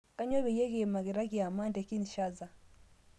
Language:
Masai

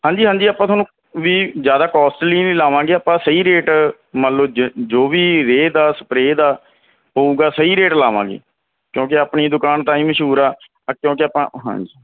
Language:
Punjabi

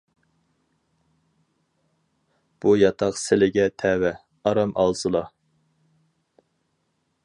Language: Uyghur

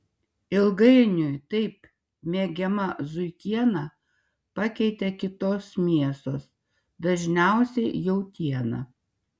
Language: Lithuanian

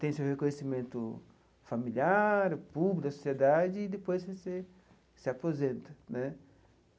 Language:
Portuguese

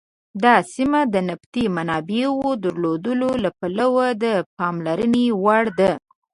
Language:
Pashto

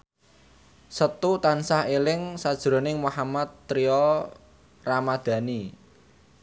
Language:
Javanese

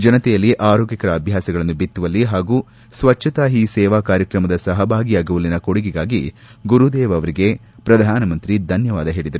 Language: Kannada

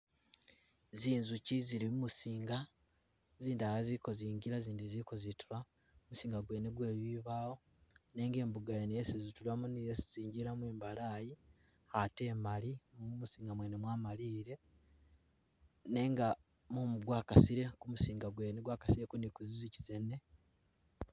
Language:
Masaaba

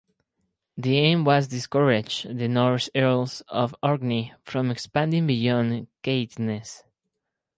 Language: English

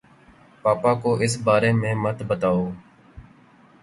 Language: Urdu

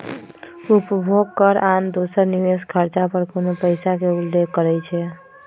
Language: Magahi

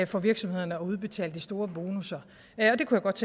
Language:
Danish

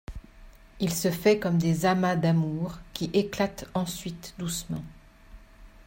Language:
French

